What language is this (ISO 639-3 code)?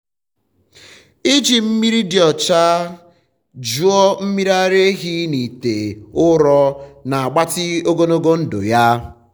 ibo